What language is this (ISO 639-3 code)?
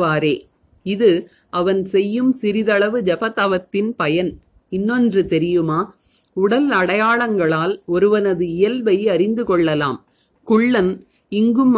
tam